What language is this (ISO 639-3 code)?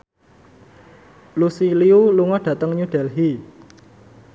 jav